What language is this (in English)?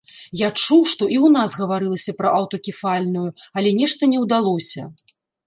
Belarusian